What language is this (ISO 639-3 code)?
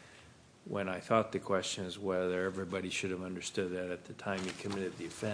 eng